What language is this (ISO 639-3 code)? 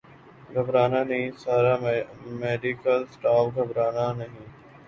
urd